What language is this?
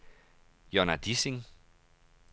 Danish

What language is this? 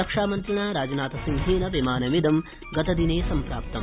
Sanskrit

